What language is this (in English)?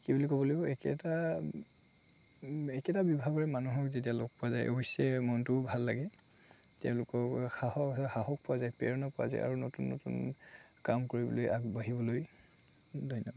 Assamese